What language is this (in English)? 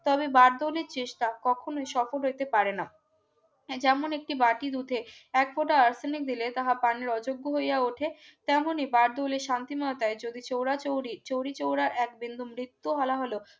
Bangla